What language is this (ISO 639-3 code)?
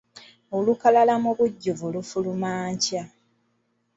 lug